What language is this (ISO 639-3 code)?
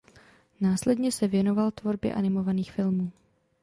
ces